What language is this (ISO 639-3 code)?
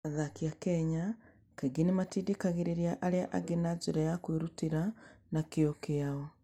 kik